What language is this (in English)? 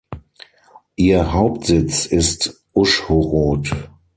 German